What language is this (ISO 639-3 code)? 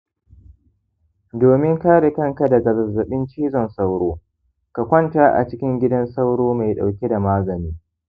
hau